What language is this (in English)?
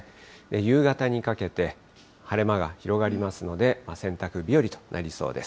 Japanese